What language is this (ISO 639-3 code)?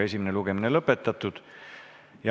est